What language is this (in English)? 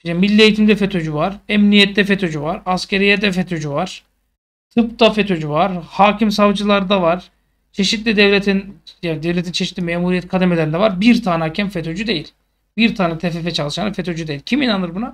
Turkish